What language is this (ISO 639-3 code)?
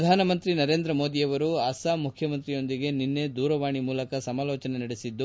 kan